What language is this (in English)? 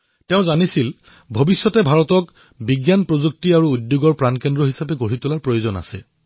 Assamese